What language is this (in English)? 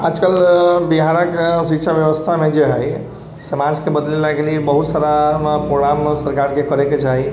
Maithili